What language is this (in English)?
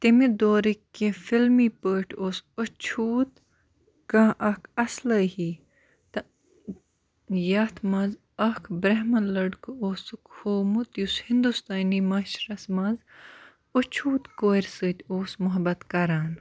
Kashmiri